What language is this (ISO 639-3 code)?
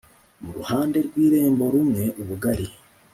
kin